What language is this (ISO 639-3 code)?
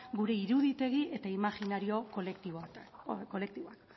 eus